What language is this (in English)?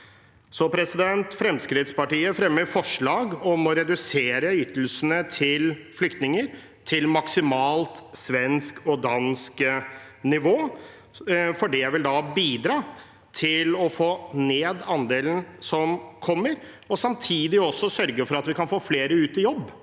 Norwegian